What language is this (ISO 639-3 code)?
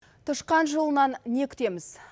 kaz